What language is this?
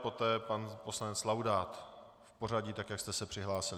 Czech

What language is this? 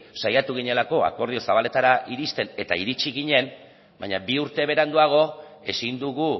Basque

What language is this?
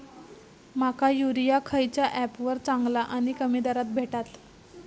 Marathi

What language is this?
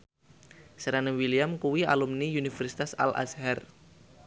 Javanese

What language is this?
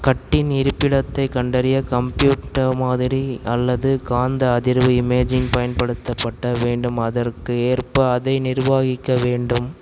Tamil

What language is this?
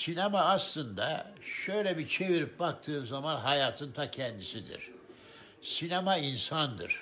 Turkish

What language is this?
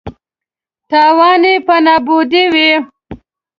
Pashto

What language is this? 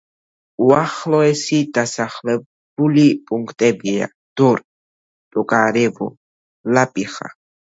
Georgian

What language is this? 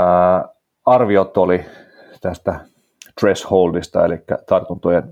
Finnish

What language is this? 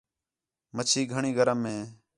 Khetrani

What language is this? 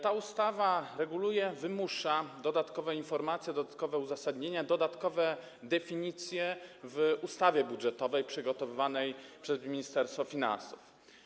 Polish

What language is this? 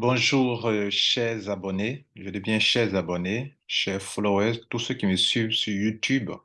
French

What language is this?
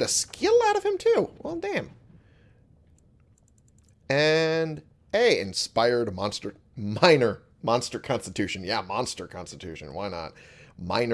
English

